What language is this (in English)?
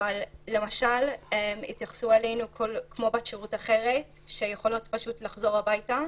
Hebrew